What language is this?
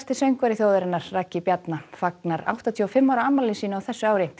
Icelandic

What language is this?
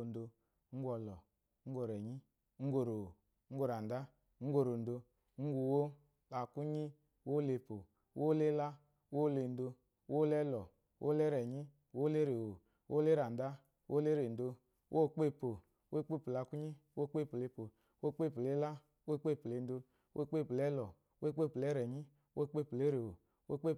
Eloyi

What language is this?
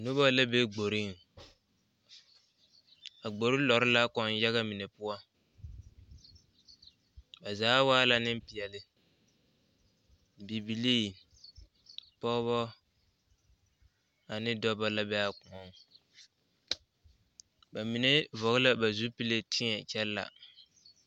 Southern Dagaare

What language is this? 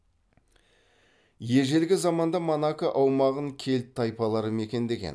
Kazakh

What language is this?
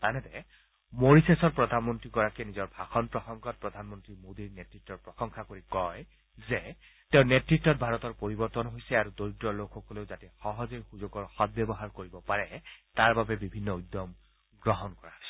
Assamese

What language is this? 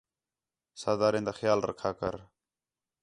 Khetrani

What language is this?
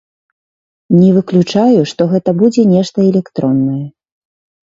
Belarusian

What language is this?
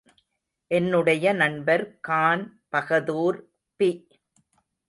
Tamil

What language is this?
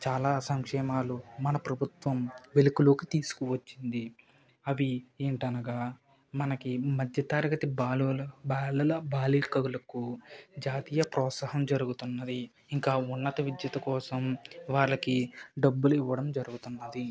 Telugu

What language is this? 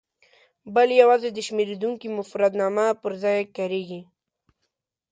Pashto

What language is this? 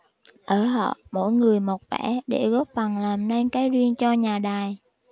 Vietnamese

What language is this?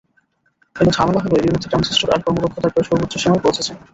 Bangla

